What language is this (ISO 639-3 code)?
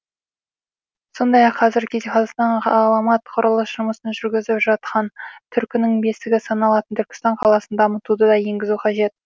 kaz